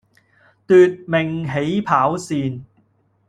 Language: Cantonese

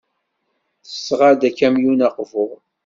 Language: Kabyle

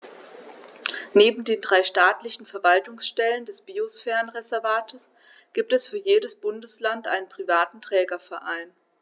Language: German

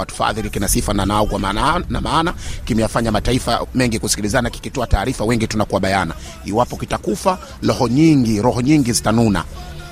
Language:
Swahili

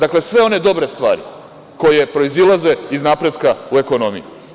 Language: Serbian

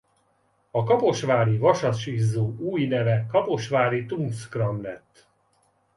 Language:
Hungarian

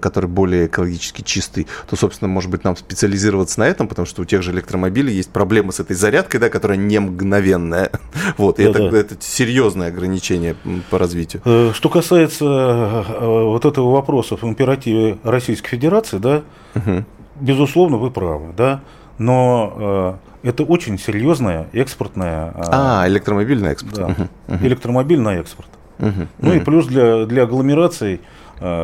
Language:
Russian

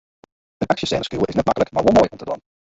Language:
Western Frisian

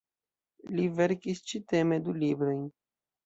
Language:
Esperanto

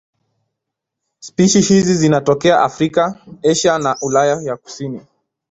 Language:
Swahili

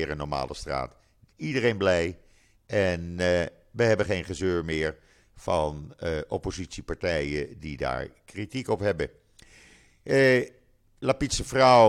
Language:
Dutch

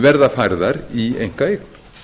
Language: Icelandic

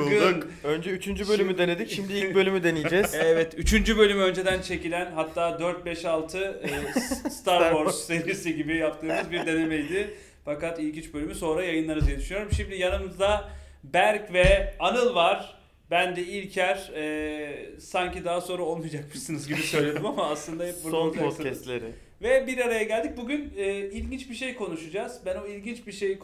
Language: Turkish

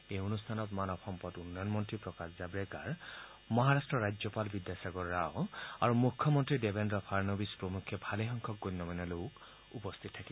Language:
Assamese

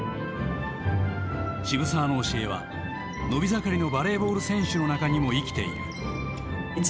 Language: Japanese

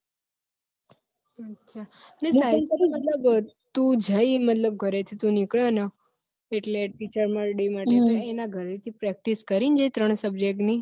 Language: Gujarati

